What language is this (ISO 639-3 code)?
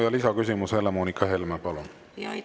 est